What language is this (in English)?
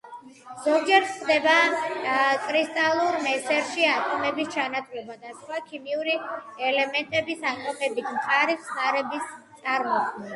Georgian